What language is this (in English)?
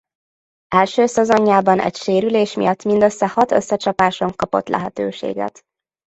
Hungarian